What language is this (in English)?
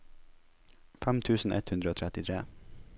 Norwegian